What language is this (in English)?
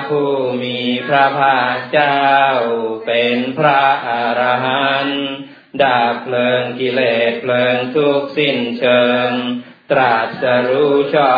Thai